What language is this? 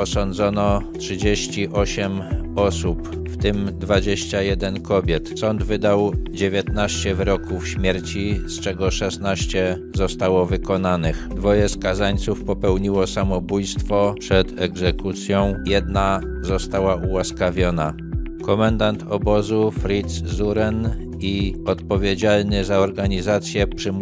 Polish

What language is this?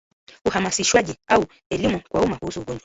Swahili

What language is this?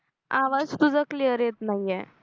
Marathi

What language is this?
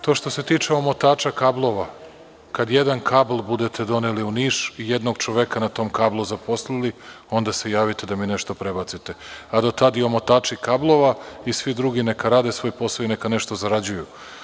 Serbian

